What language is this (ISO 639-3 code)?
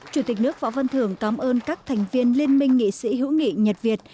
vie